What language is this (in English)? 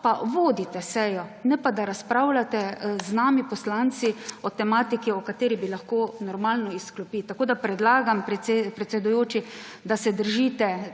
Slovenian